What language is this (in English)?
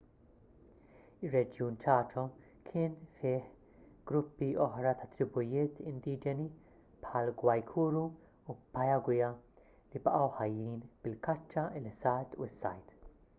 Maltese